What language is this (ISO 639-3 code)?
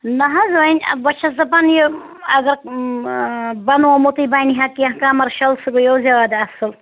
kas